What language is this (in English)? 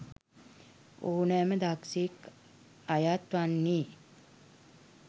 Sinhala